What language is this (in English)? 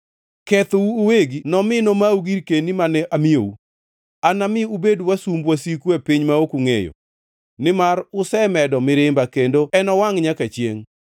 Luo (Kenya and Tanzania)